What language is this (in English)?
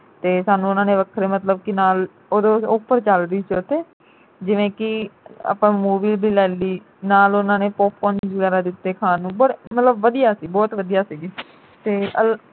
Punjabi